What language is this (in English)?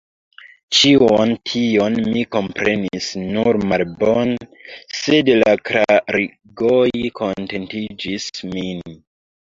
Esperanto